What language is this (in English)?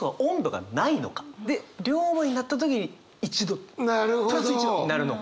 Japanese